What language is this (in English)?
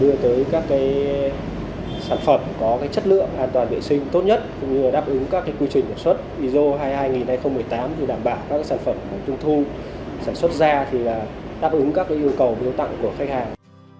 Vietnamese